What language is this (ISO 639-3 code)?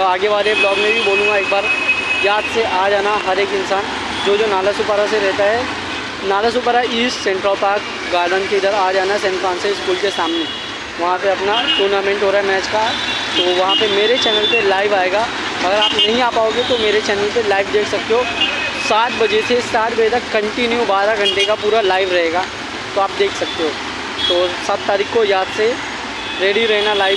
hin